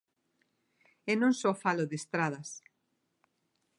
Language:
Galician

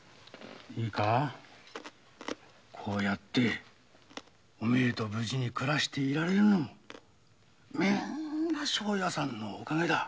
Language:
Japanese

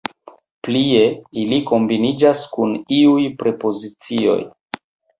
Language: Esperanto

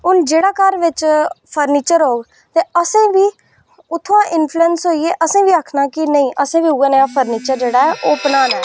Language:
Dogri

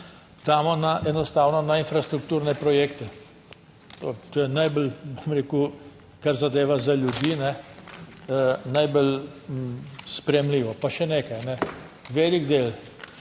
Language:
Slovenian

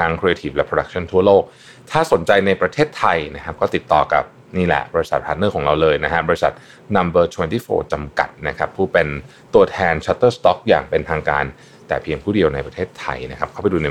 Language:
Thai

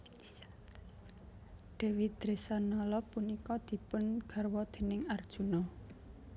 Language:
Javanese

